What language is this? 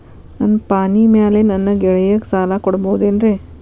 Kannada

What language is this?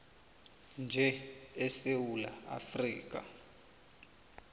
South Ndebele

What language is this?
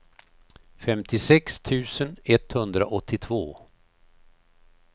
Swedish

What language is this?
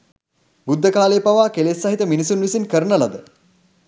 Sinhala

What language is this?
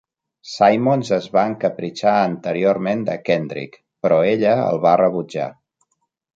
Catalan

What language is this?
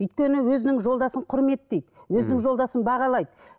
Kazakh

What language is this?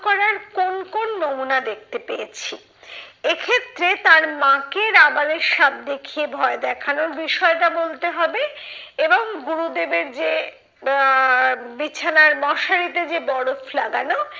Bangla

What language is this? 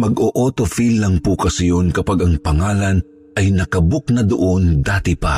Filipino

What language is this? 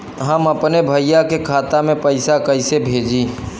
Bhojpuri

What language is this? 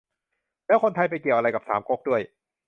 Thai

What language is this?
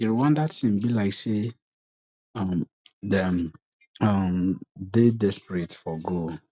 Nigerian Pidgin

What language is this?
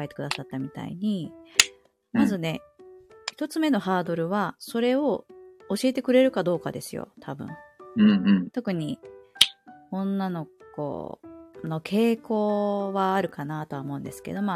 Japanese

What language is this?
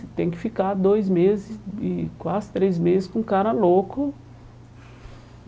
Portuguese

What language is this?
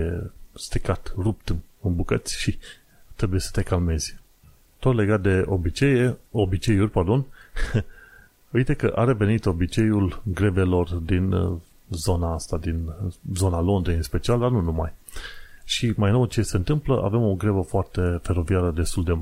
Romanian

